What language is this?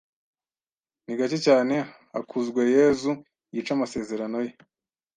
Kinyarwanda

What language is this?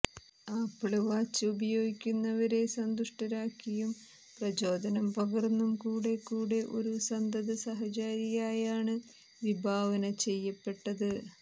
Malayalam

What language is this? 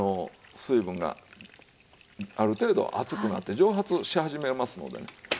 Japanese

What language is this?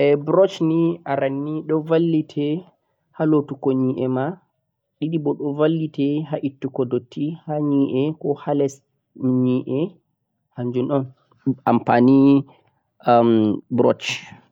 Central-Eastern Niger Fulfulde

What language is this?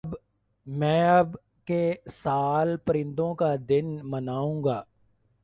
Urdu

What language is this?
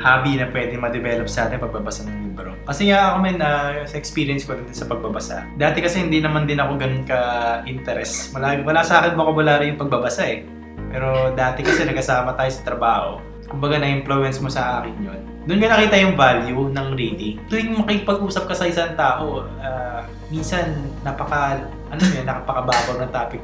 Filipino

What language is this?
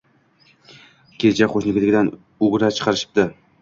Uzbek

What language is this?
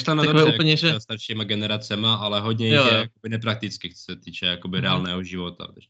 Czech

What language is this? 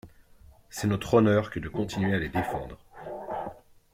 French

